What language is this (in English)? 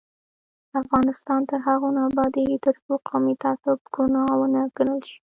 Pashto